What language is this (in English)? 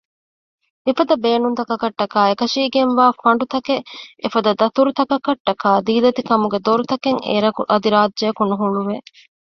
Divehi